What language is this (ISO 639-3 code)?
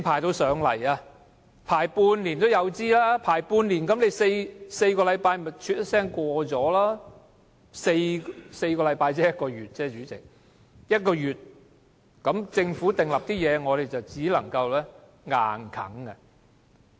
yue